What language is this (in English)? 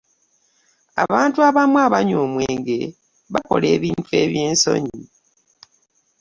Ganda